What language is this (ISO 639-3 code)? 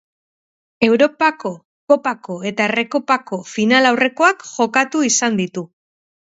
eus